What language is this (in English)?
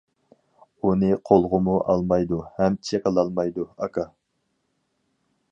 Uyghur